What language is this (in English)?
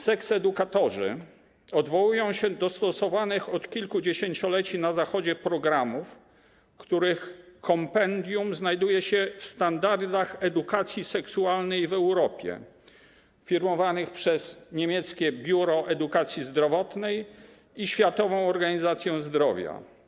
Polish